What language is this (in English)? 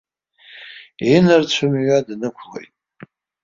Abkhazian